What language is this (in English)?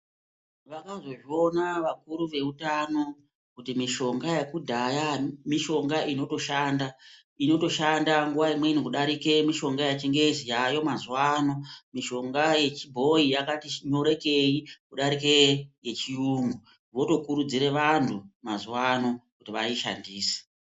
Ndau